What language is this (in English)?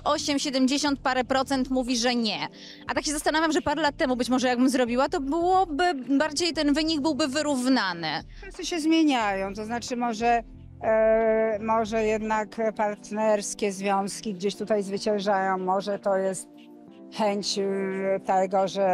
Polish